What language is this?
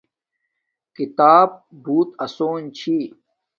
Domaaki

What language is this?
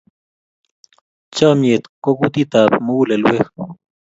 Kalenjin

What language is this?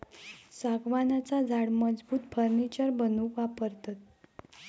Marathi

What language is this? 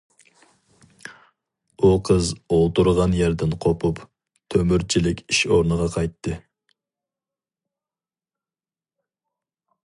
Uyghur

